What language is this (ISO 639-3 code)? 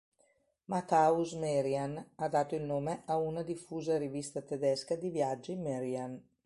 ita